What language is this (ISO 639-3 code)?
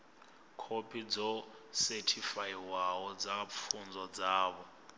ven